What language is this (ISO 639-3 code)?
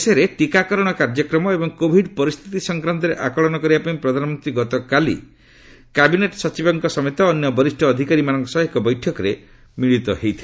ori